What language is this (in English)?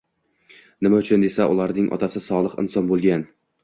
Uzbek